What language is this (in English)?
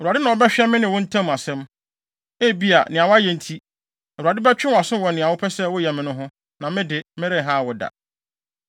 Akan